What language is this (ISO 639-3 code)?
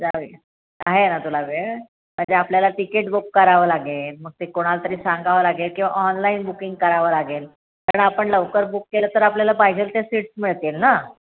mar